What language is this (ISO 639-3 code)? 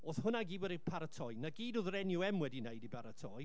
cym